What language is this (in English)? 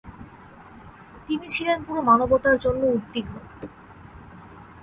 Bangla